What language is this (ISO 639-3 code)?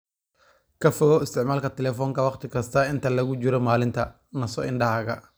som